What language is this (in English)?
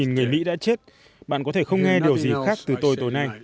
Vietnamese